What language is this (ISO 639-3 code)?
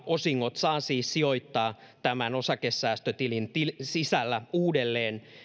fin